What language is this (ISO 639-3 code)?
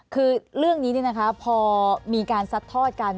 tha